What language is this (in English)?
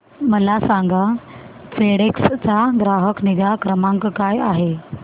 Marathi